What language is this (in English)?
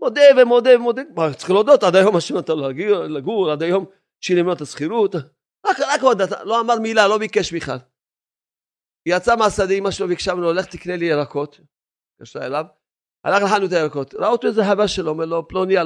Hebrew